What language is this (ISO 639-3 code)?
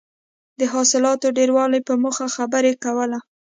pus